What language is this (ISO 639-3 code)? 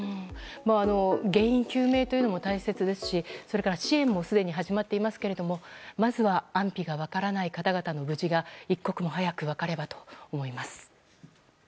jpn